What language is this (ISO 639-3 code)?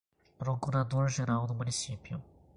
por